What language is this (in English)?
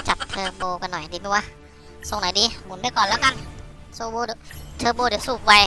Thai